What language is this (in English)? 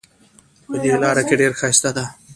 Pashto